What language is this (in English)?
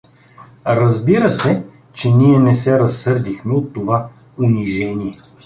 Bulgarian